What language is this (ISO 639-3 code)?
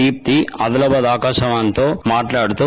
tel